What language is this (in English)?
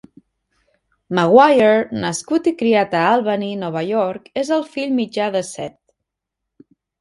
Catalan